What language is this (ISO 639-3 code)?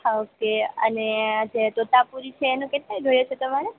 guj